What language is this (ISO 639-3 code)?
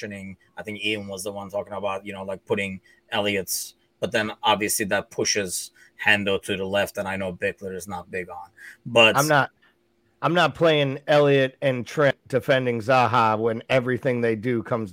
eng